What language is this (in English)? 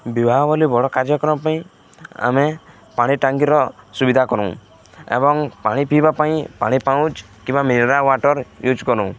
Odia